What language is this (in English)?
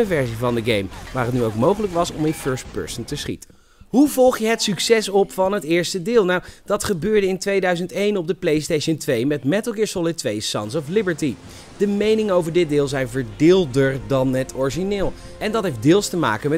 Dutch